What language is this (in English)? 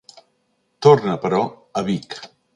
Catalan